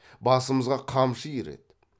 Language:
Kazakh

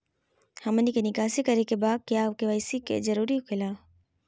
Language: Magahi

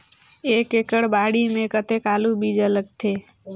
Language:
Chhattisgarhi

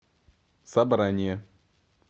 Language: Russian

